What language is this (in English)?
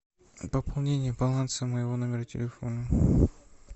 Russian